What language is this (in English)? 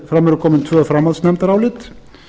Icelandic